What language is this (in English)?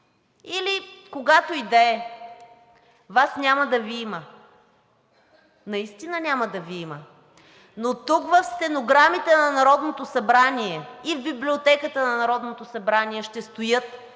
Bulgarian